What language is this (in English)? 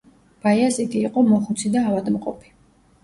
Georgian